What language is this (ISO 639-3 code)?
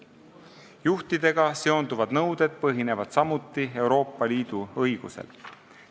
est